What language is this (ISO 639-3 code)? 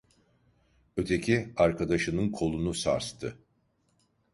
tur